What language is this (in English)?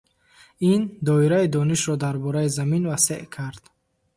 Tajik